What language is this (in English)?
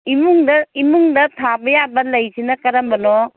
Manipuri